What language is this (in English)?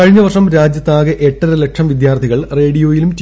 Malayalam